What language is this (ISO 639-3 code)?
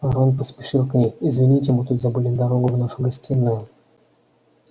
rus